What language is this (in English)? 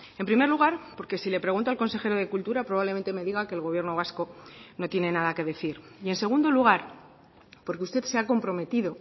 Spanish